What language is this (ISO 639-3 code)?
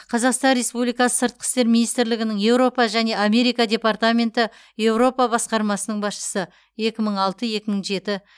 kaz